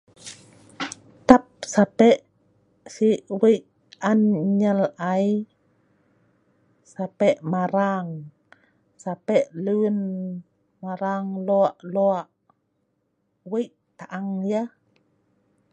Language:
Sa'ban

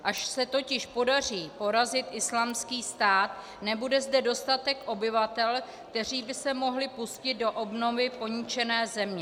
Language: Czech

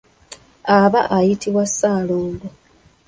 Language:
Ganda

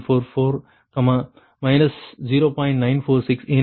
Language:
Tamil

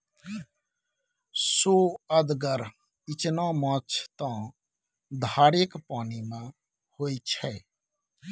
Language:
Maithili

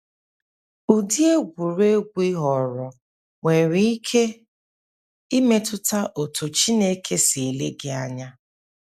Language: Igbo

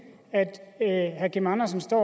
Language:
Danish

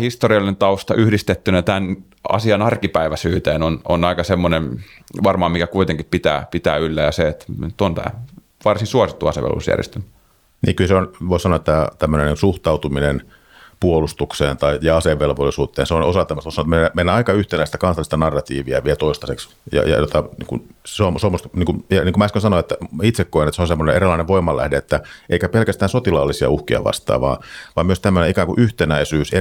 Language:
Finnish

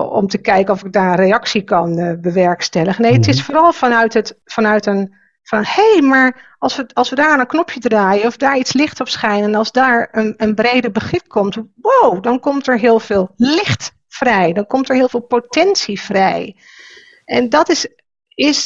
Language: Dutch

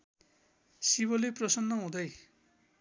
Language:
Nepali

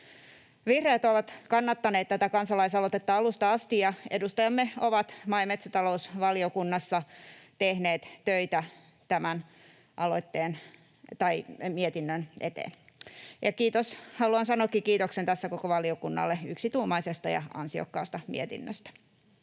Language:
Finnish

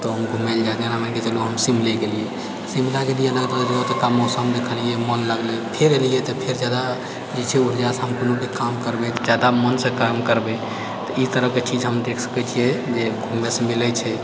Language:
Maithili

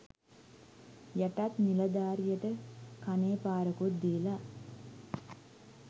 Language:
Sinhala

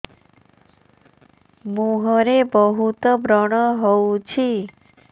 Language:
Odia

